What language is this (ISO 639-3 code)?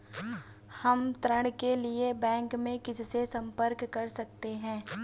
hin